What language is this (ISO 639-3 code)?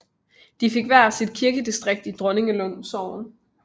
dan